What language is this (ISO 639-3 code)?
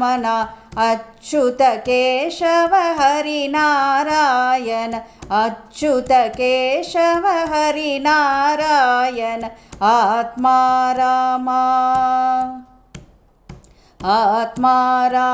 kan